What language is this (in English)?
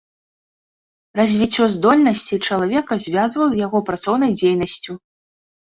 Belarusian